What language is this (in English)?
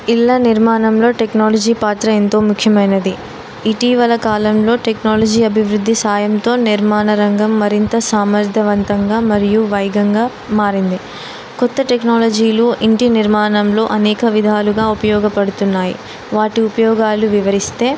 Telugu